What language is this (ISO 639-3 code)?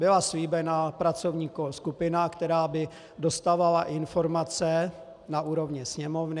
ces